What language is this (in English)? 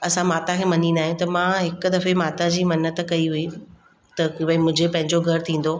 Sindhi